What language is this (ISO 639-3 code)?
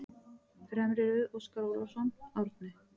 isl